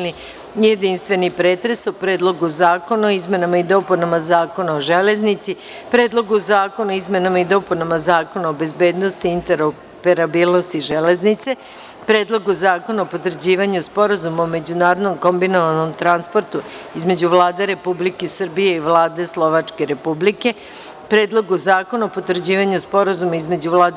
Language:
Serbian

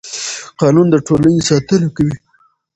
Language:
Pashto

